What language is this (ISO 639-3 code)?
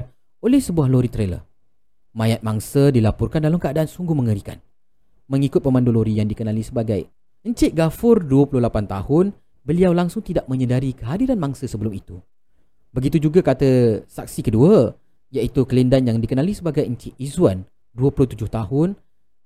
msa